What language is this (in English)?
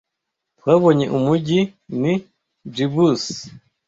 Kinyarwanda